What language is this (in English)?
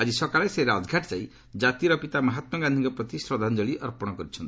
Odia